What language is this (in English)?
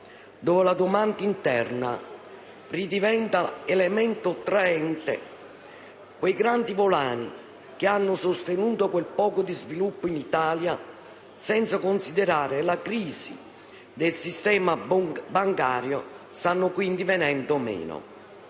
Italian